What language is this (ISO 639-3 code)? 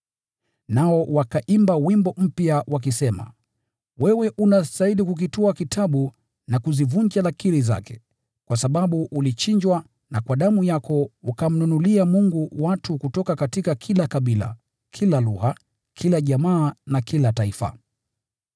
swa